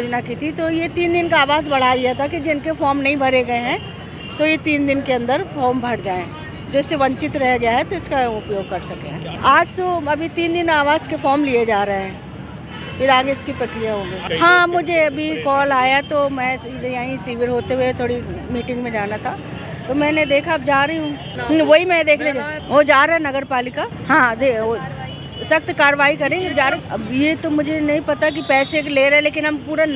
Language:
Hindi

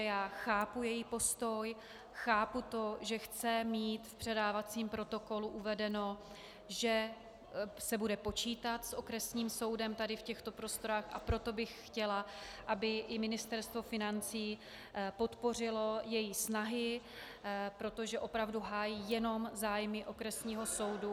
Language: Czech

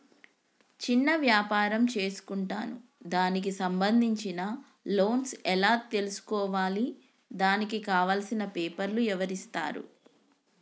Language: Telugu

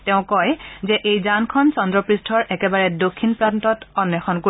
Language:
Assamese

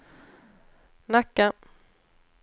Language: Swedish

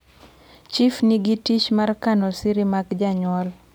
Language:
Luo (Kenya and Tanzania)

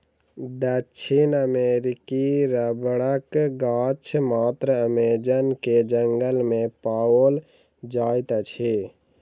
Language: Maithili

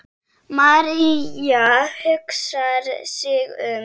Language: Icelandic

